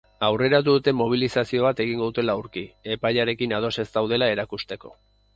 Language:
Basque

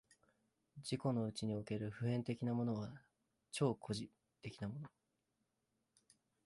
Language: Japanese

